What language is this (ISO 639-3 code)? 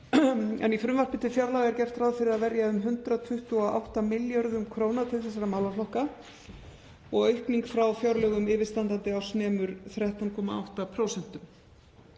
isl